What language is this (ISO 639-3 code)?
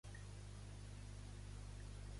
cat